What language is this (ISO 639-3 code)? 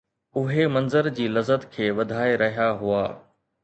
snd